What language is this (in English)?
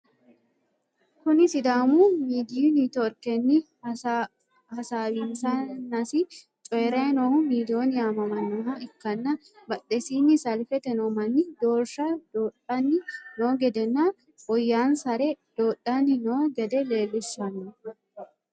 Sidamo